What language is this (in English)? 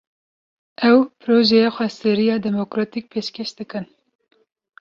Kurdish